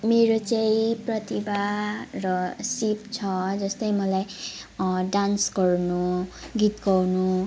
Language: Nepali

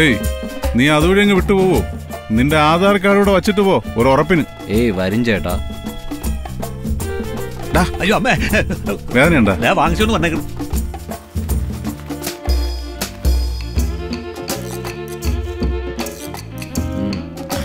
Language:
Malayalam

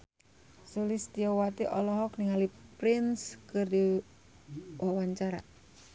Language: Sundanese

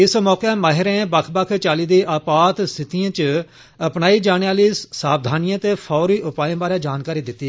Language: Dogri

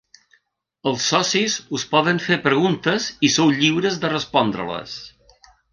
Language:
Catalan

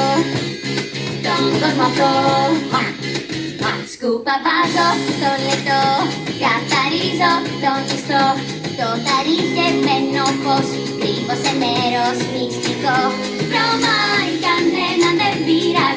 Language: Greek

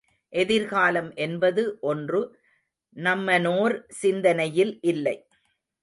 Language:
Tamil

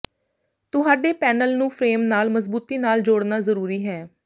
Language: Punjabi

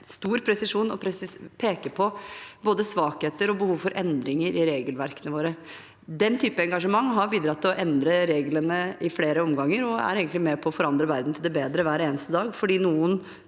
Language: Norwegian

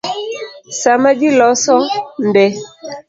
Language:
Luo (Kenya and Tanzania)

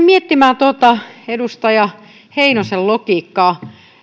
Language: Finnish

